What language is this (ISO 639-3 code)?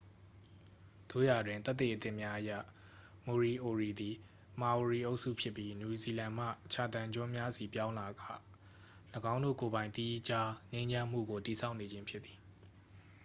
mya